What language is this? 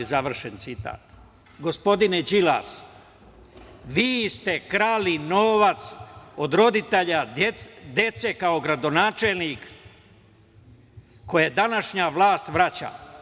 Serbian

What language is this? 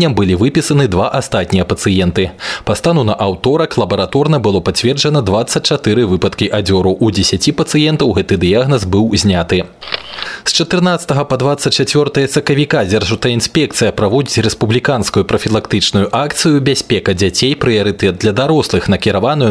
Russian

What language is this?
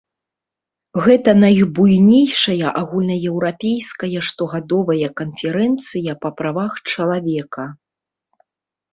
Belarusian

